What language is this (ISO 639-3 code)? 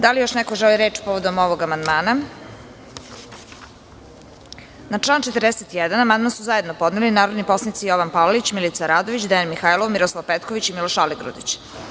srp